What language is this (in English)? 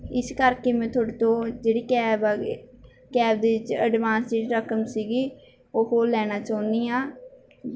Punjabi